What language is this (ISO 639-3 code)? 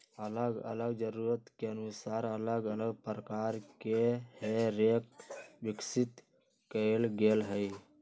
mag